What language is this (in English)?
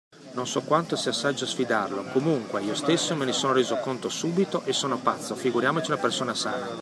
Italian